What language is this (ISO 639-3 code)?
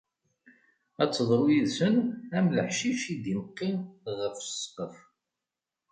kab